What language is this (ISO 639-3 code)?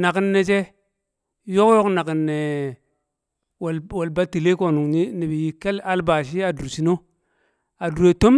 kcq